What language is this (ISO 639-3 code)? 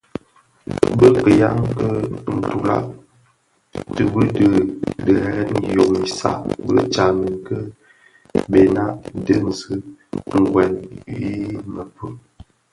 ksf